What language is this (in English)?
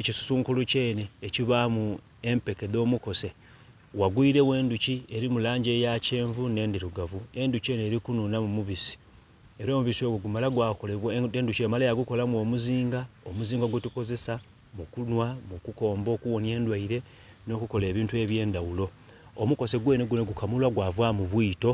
Soga